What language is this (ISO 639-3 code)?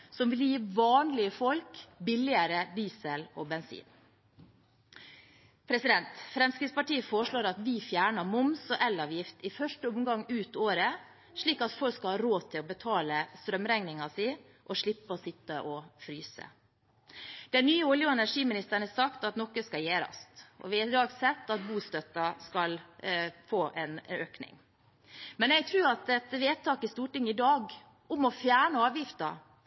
nob